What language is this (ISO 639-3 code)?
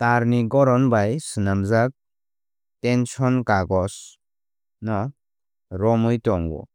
trp